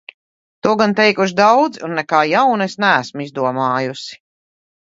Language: Latvian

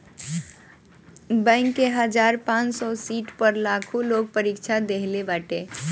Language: Bhojpuri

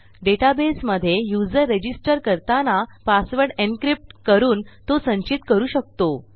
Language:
Marathi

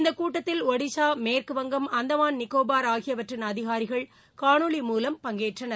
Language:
Tamil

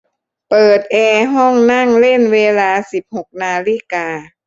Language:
Thai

